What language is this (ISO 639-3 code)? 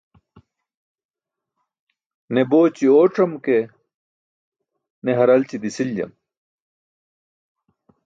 bsk